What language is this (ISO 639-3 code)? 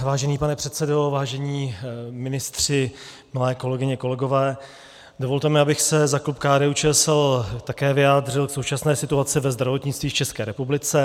ces